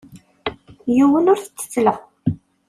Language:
Kabyle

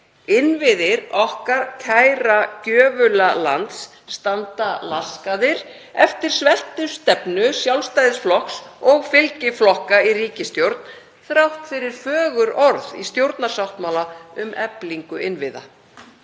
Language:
Icelandic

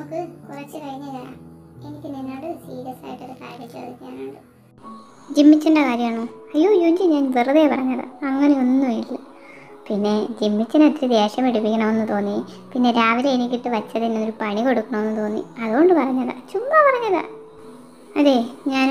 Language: Turkish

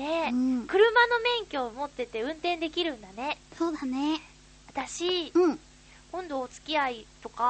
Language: Japanese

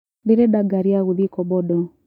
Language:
Kikuyu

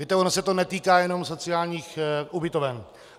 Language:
Czech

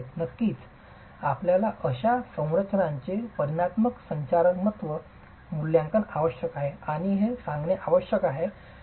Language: Marathi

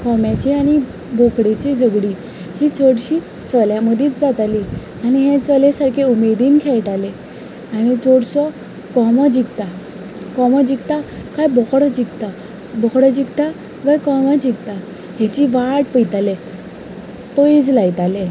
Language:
Konkani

